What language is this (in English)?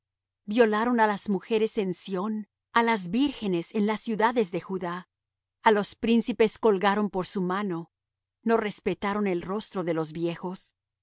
Spanish